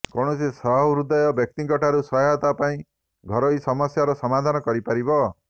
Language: Odia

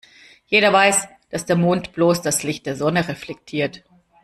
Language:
German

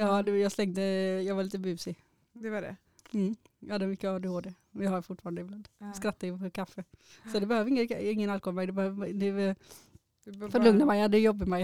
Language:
Swedish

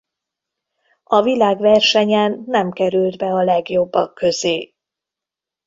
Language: Hungarian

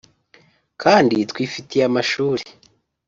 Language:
Kinyarwanda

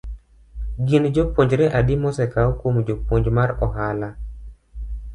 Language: Luo (Kenya and Tanzania)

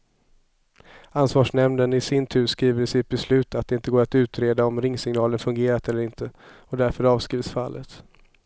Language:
Swedish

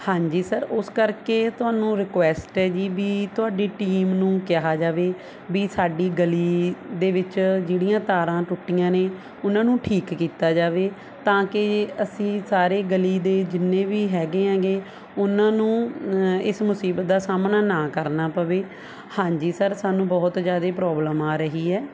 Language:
Punjabi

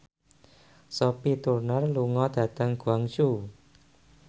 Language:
Javanese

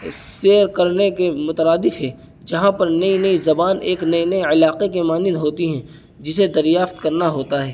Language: Urdu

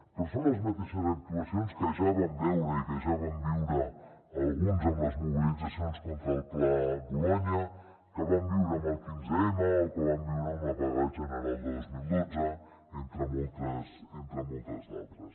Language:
Catalan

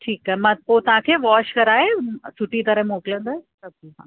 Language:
Sindhi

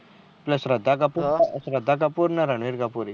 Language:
Gujarati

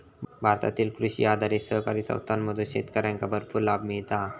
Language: Marathi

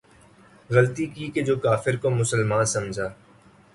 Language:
Urdu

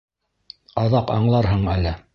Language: Bashkir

